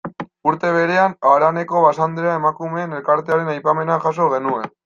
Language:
Basque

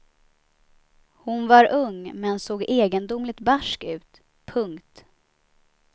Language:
Swedish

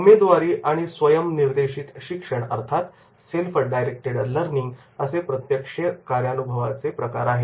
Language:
Marathi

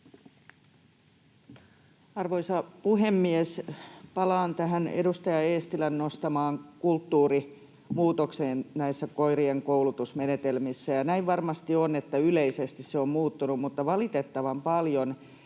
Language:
Finnish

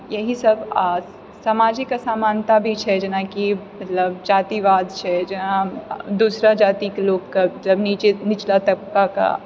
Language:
Maithili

